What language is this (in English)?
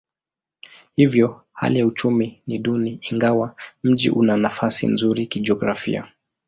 Swahili